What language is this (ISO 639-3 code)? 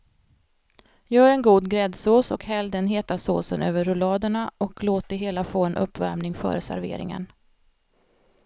swe